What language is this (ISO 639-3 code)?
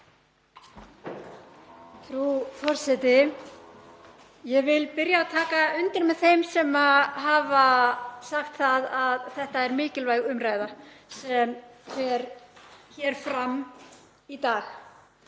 isl